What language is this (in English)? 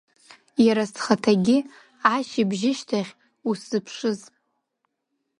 Abkhazian